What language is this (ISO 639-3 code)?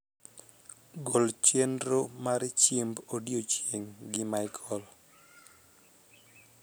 luo